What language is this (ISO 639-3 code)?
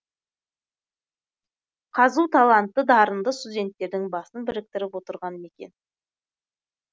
kaz